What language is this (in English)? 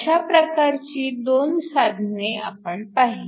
Marathi